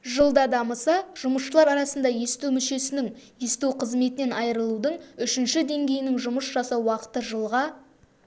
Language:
Kazakh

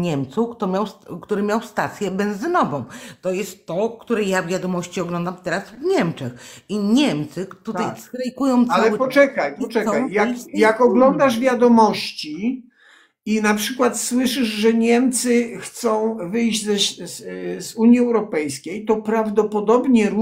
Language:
Polish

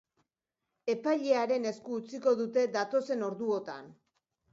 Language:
Basque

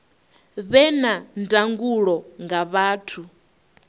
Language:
Venda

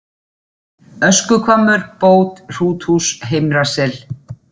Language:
Icelandic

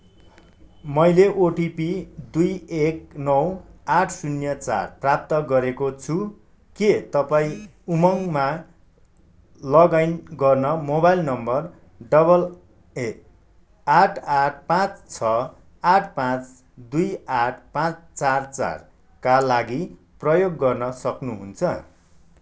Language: Nepali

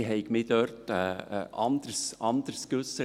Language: Swiss German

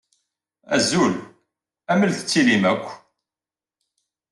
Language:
Kabyle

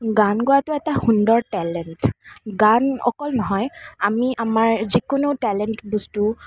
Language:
Assamese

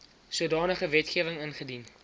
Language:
Afrikaans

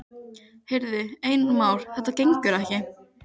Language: Icelandic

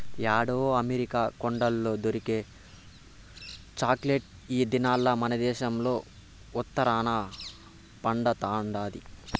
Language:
Telugu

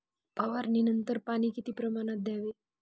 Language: Marathi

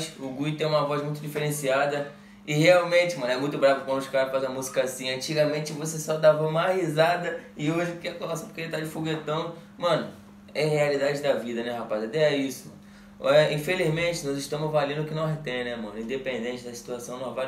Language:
Portuguese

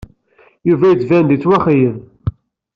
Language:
Kabyle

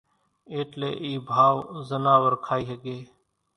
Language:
Kachi Koli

